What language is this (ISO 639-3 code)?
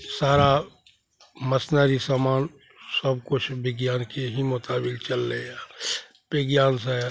mai